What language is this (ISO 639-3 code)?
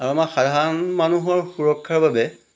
asm